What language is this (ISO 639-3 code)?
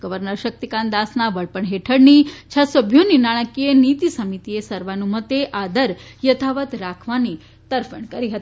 guj